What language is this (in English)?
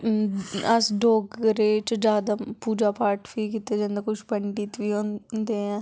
Dogri